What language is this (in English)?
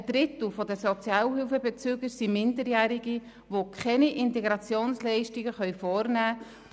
Swiss German